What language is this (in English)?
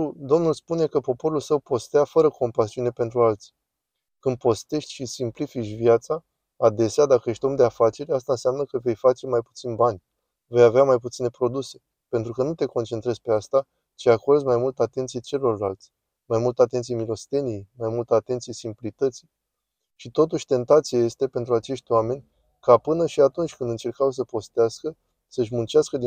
Romanian